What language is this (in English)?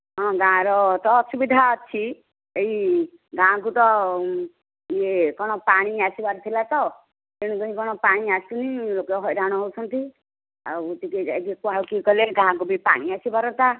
Odia